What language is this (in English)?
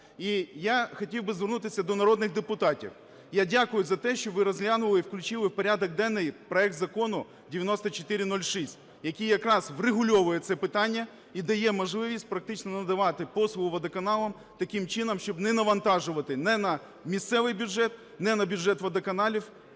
Ukrainian